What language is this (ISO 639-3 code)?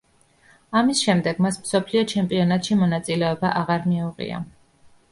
kat